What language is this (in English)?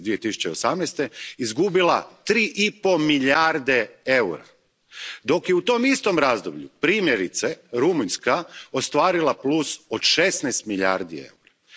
Croatian